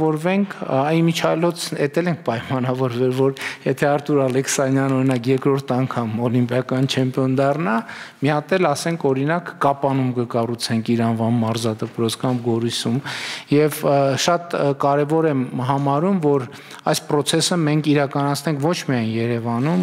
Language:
Romanian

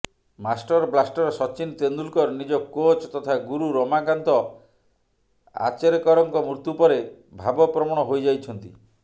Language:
Odia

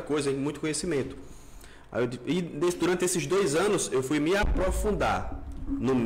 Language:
Portuguese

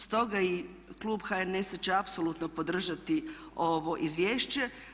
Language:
Croatian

